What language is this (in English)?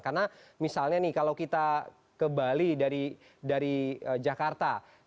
Indonesian